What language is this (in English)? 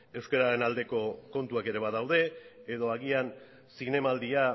Basque